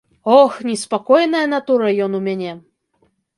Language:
Belarusian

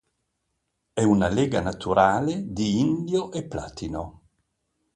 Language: Italian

